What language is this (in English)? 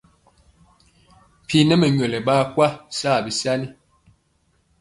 Mpiemo